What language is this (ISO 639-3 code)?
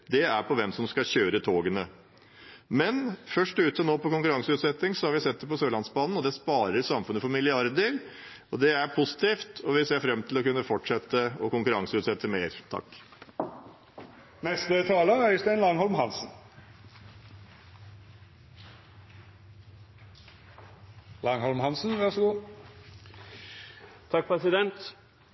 nob